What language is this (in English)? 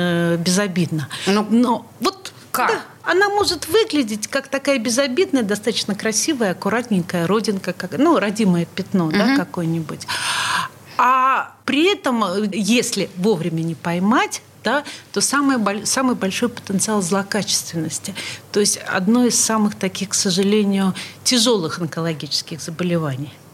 Russian